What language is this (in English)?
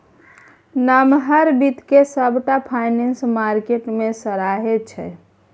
Maithili